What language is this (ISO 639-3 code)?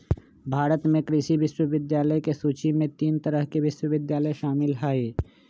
mag